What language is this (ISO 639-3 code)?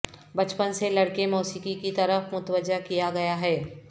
urd